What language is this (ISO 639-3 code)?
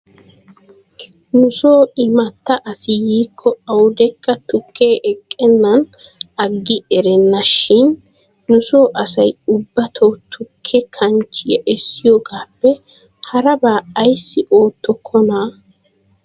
wal